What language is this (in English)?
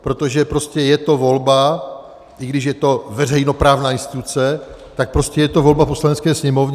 Czech